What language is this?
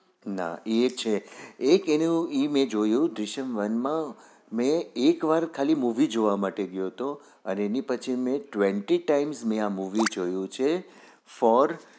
Gujarati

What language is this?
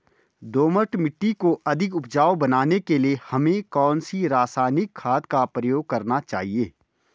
Hindi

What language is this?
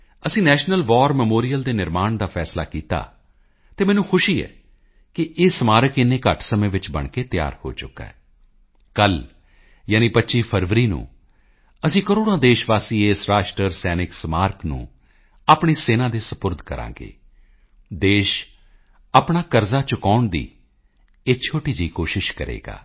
Punjabi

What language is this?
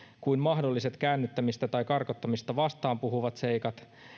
Finnish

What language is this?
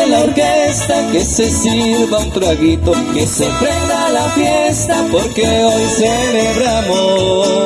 Spanish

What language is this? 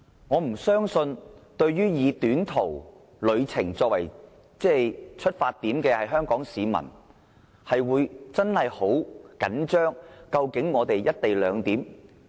Cantonese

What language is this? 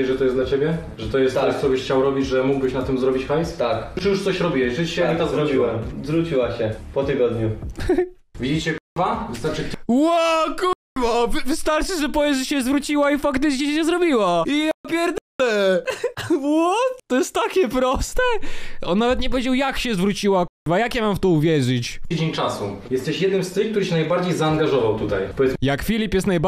Polish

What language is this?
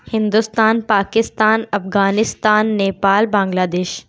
Urdu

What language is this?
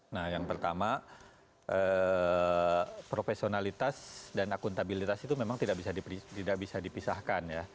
Indonesian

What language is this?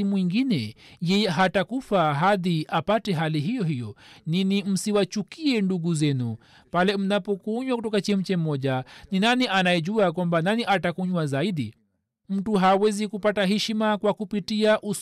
Swahili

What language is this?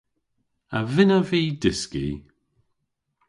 Cornish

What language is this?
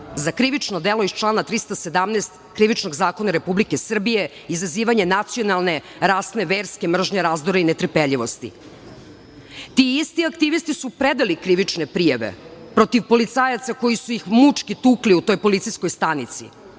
Serbian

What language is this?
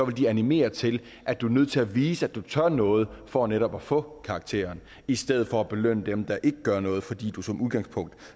Danish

